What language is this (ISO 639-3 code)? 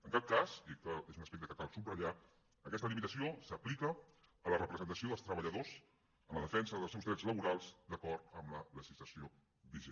cat